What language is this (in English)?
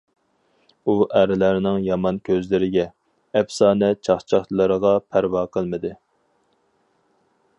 Uyghur